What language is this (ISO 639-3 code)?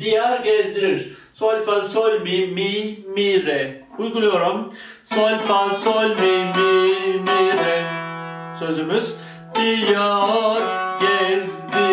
tur